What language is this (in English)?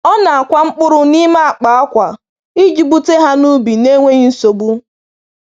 Igbo